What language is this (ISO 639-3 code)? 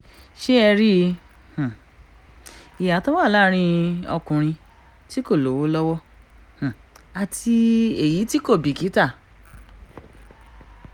yor